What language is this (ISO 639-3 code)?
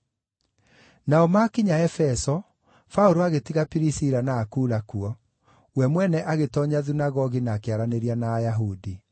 kik